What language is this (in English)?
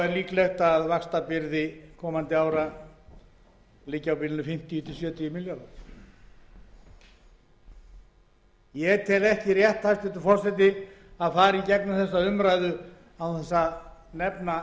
Icelandic